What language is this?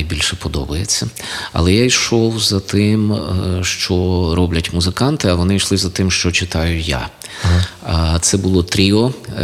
Ukrainian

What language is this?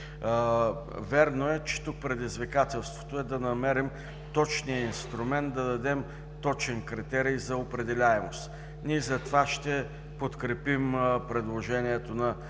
Bulgarian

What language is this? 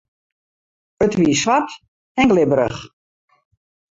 Western Frisian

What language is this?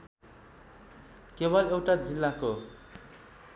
Nepali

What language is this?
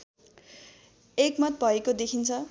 Nepali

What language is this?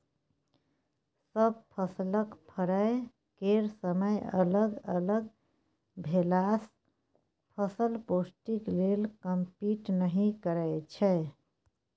Maithili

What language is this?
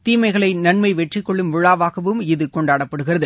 Tamil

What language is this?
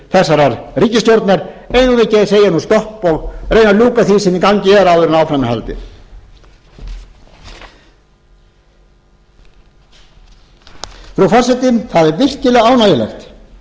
Icelandic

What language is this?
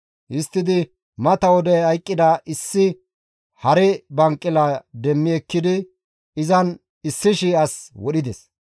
Gamo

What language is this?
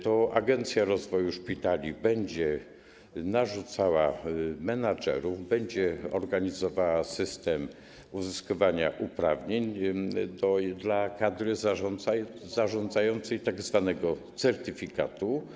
Polish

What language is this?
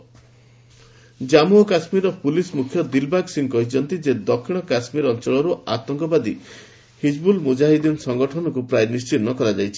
Odia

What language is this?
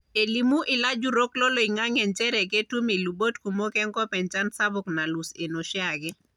Masai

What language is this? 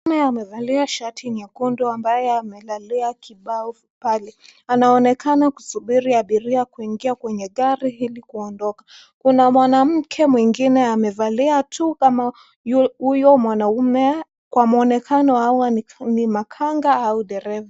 Swahili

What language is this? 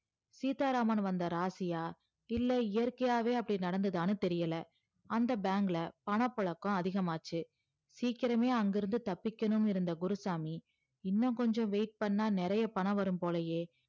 Tamil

